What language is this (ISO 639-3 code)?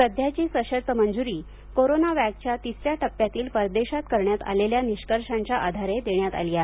mar